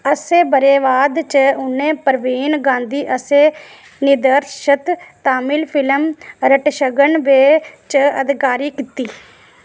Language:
Dogri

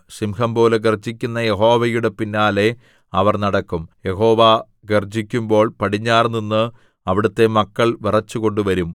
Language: Malayalam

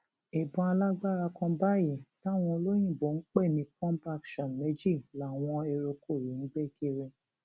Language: Yoruba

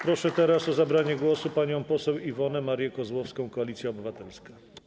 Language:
Polish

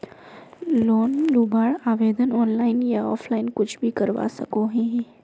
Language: Magahi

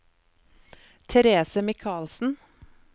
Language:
Norwegian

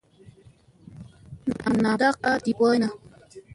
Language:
Musey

